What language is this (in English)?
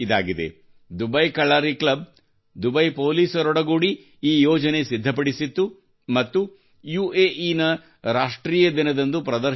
Kannada